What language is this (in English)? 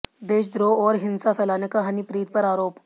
Hindi